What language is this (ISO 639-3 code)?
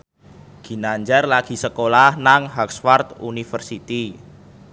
jav